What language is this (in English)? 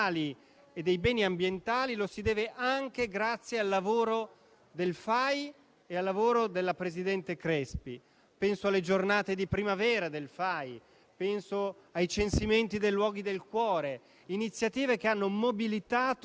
Italian